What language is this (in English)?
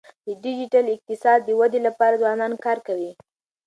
Pashto